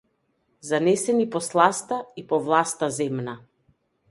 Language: Macedonian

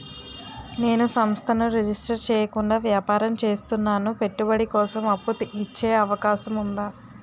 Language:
Telugu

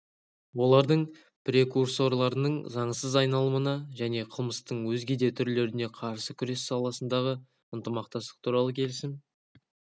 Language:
Kazakh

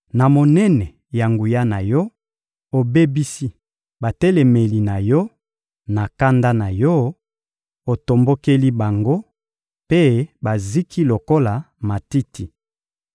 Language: Lingala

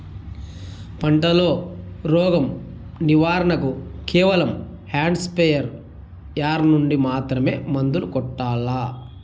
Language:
Telugu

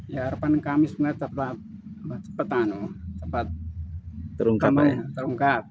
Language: Indonesian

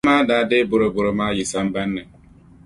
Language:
Dagbani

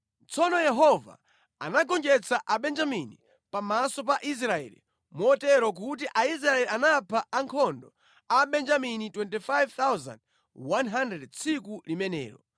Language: Nyanja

